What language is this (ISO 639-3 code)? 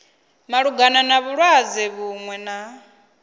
ven